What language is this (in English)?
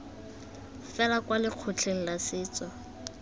Tswana